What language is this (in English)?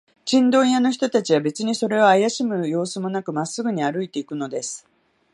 Japanese